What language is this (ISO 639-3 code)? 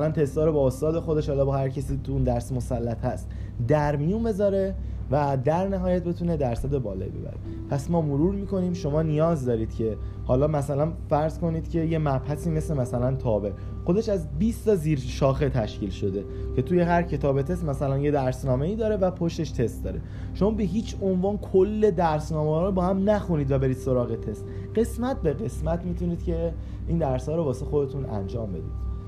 fas